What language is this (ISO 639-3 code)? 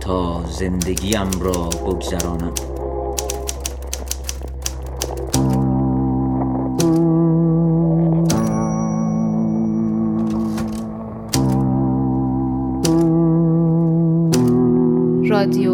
fas